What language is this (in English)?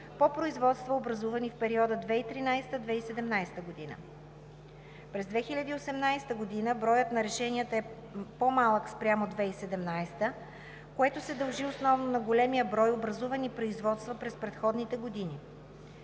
Bulgarian